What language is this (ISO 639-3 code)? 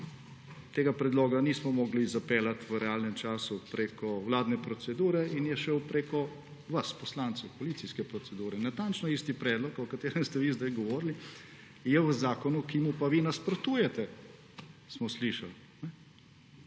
slv